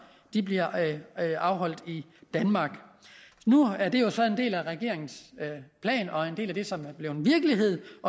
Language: Danish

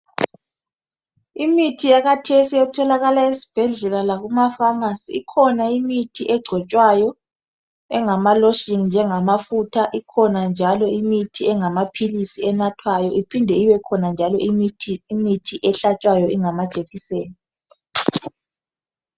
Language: North Ndebele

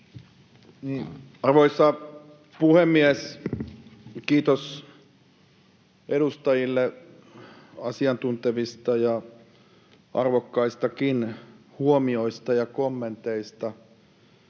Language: Finnish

